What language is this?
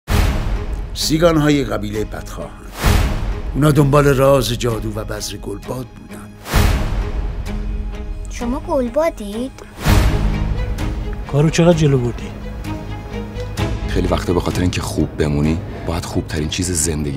Persian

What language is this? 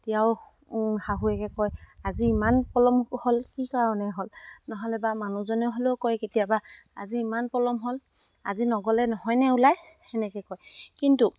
Assamese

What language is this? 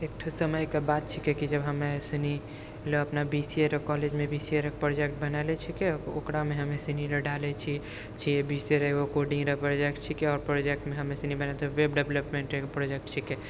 Maithili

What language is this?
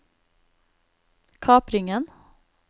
Norwegian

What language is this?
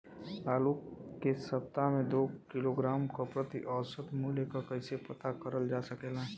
Bhojpuri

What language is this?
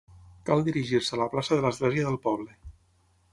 Catalan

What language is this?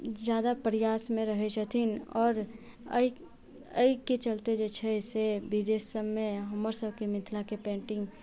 Maithili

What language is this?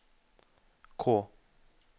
Norwegian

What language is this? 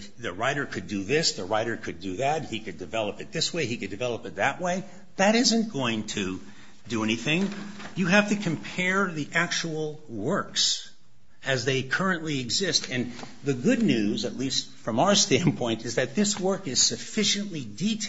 English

